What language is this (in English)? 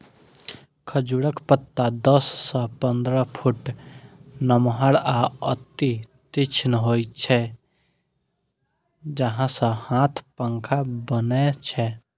Maithili